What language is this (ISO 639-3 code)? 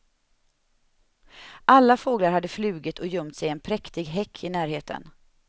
swe